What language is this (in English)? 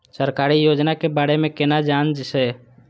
Maithili